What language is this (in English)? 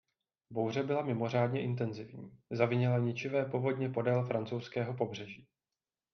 Czech